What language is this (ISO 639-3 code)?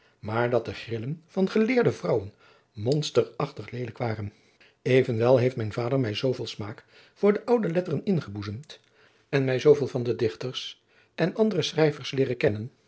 nld